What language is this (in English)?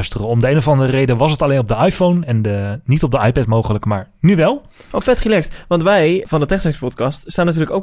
Dutch